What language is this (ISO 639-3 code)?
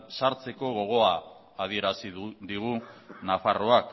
eus